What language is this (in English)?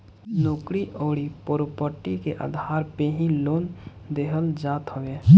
Bhojpuri